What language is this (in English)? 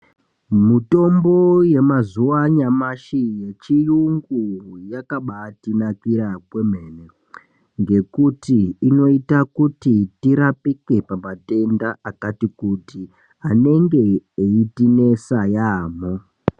Ndau